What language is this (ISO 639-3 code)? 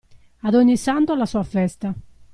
ita